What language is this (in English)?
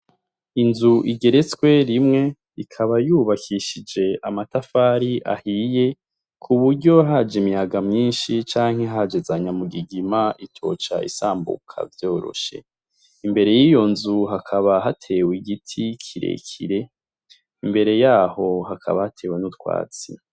Rundi